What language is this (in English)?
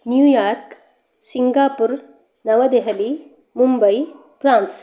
Sanskrit